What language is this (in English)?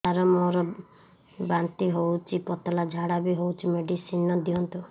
Odia